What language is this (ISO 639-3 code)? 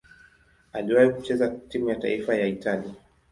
swa